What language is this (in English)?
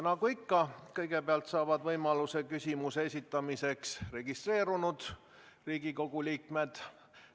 Estonian